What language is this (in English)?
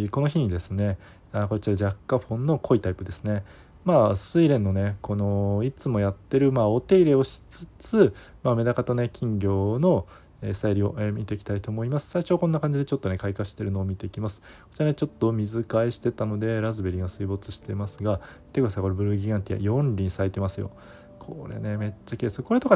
Japanese